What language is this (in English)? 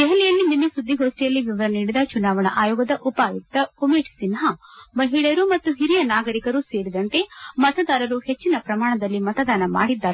Kannada